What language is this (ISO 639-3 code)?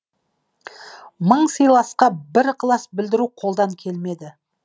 kaz